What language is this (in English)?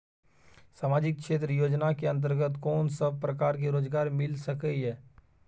Maithili